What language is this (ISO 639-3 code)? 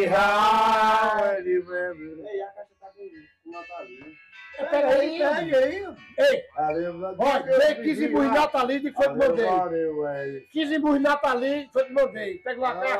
por